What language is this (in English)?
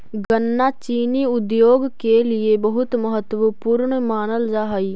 Magahi